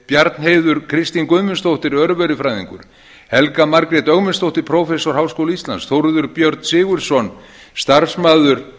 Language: Icelandic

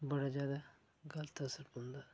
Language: Dogri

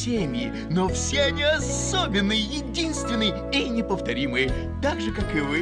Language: Russian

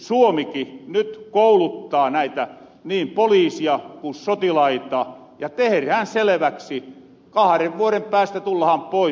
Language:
Finnish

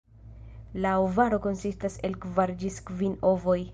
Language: Esperanto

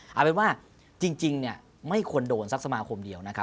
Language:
Thai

